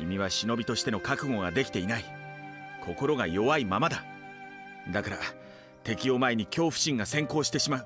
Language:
Japanese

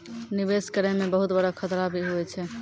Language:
Maithili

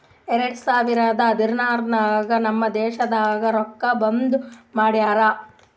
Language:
Kannada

